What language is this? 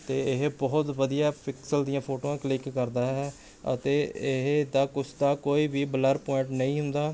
Punjabi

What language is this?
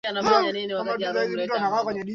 Swahili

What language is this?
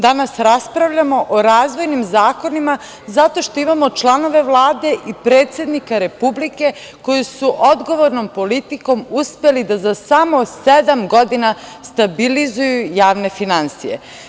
Serbian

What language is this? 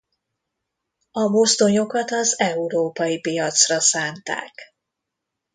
Hungarian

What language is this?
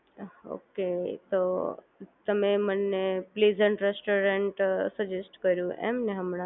Gujarati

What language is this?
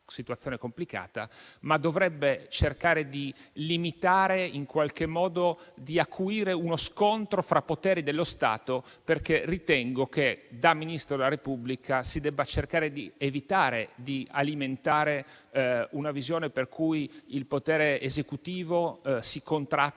Italian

